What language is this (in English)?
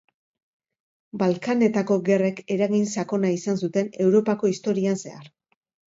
Basque